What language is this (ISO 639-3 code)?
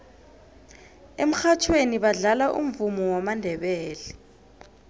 nbl